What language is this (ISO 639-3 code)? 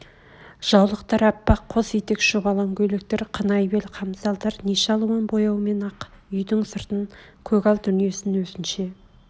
kaz